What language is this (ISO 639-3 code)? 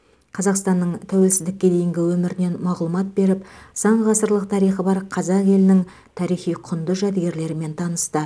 kaz